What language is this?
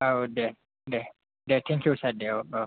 Bodo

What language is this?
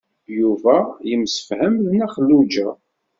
Kabyle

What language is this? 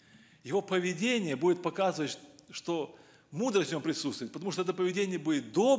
Russian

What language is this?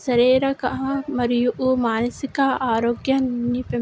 Telugu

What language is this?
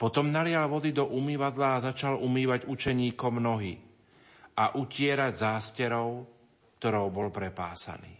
Slovak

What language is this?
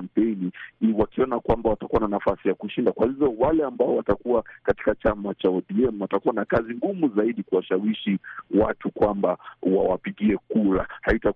Swahili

